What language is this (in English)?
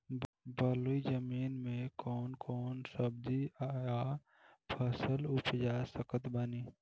Bhojpuri